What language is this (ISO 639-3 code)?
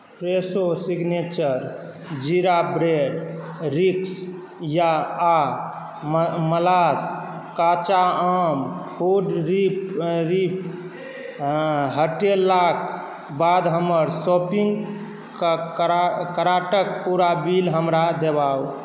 mai